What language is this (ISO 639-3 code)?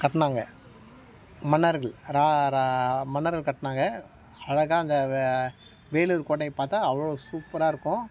tam